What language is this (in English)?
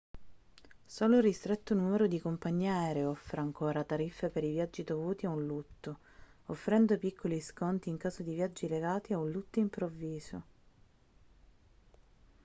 Italian